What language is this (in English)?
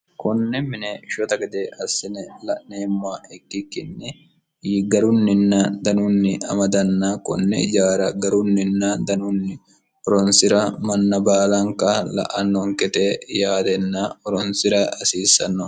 Sidamo